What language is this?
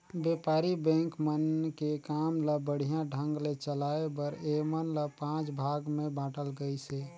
Chhattisgarhi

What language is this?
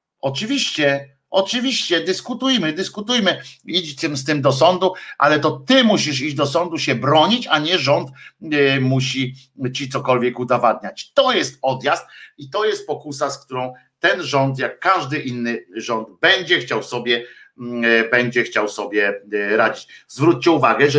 Polish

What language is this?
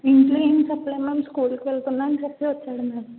Telugu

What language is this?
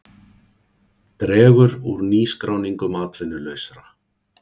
Icelandic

